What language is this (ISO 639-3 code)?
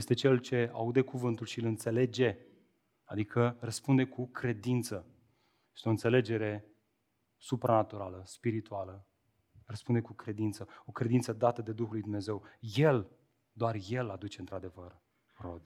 ron